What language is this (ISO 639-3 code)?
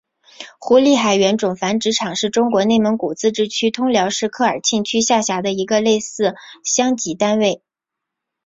zho